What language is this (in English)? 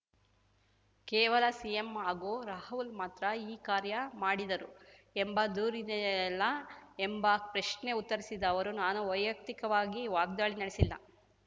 Kannada